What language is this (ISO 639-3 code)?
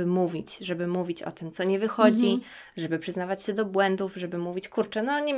pol